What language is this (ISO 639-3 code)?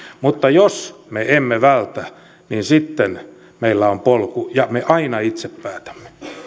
fin